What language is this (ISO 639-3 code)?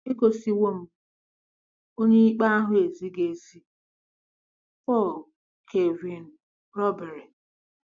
ibo